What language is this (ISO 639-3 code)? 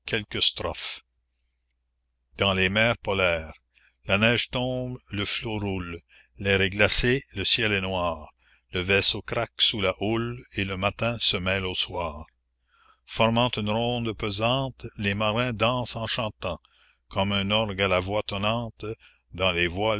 fra